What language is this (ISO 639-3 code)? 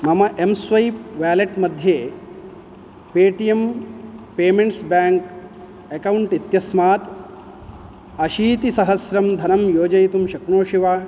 san